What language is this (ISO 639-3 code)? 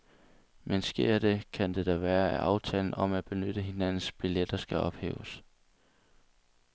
dan